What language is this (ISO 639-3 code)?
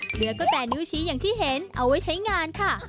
tha